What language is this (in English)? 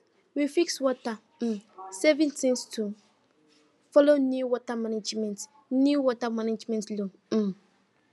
Nigerian Pidgin